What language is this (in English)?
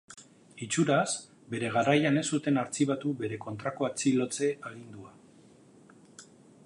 Basque